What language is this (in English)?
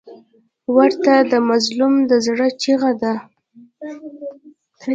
Pashto